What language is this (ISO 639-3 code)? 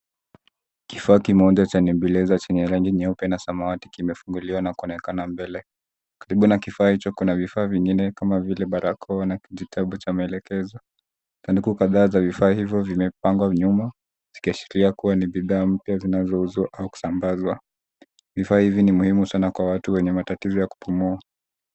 swa